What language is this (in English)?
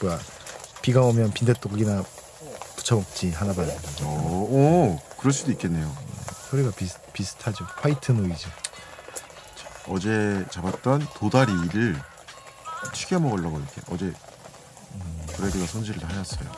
Korean